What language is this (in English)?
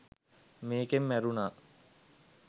Sinhala